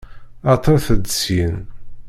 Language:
Kabyle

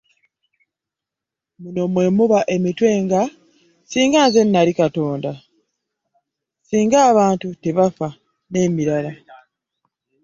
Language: Ganda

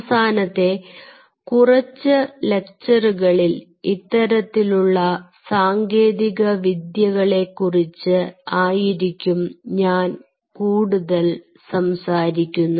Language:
Malayalam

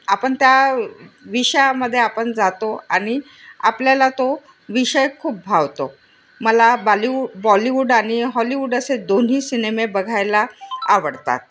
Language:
Marathi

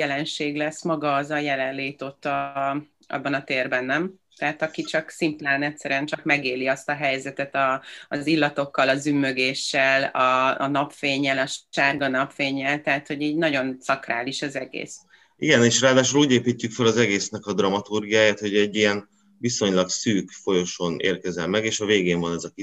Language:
Hungarian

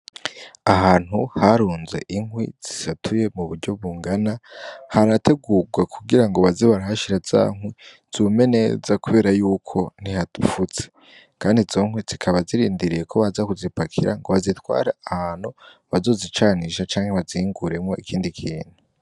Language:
Rundi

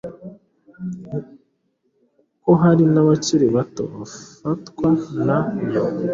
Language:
Kinyarwanda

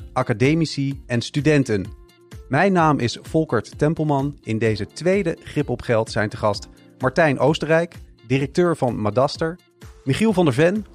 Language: Dutch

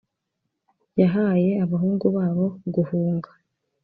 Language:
Kinyarwanda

